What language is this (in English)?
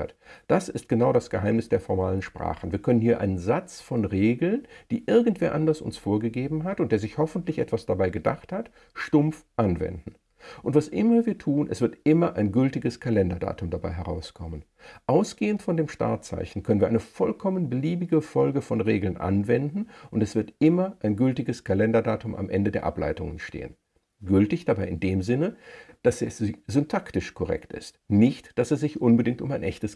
German